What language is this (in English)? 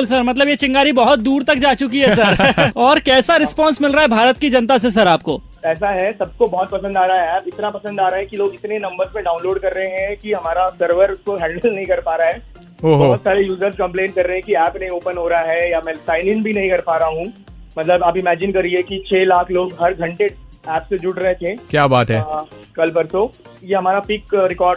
Hindi